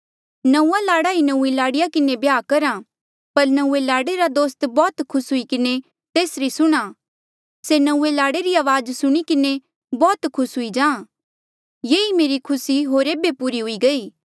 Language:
Mandeali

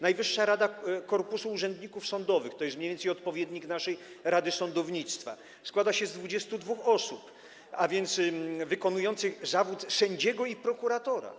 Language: Polish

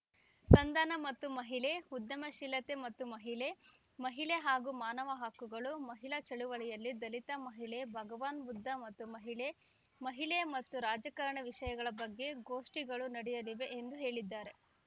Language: Kannada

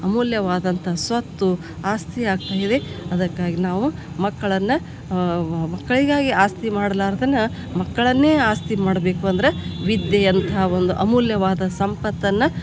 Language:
Kannada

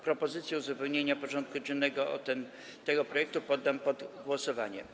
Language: Polish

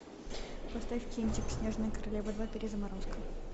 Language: Russian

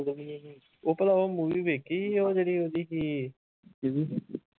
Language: Punjabi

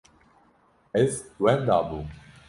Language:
Kurdish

